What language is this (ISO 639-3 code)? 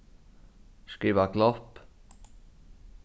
fao